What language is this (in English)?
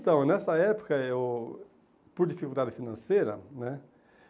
Portuguese